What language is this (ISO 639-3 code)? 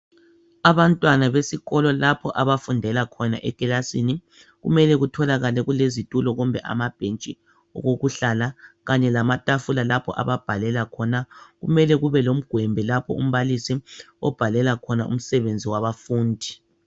nde